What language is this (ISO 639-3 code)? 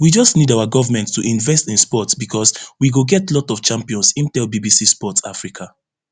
pcm